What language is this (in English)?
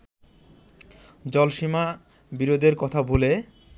Bangla